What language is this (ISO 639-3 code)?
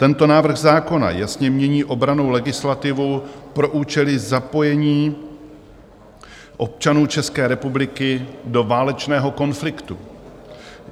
ces